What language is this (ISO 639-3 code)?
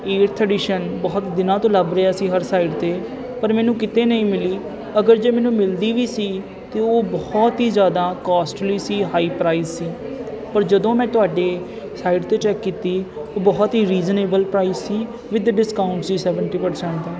pan